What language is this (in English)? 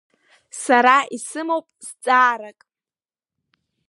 Abkhazian